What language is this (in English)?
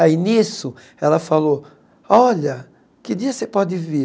Portuguese